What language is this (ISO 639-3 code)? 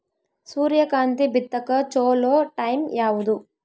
kan